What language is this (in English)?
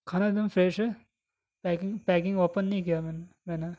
Urdu